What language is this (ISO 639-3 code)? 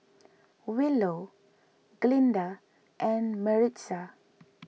eng